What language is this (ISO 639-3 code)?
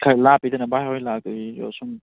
mni